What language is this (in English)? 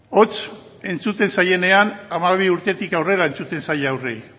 Basque